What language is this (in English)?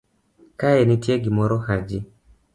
Luo (Kenya and Tanzania)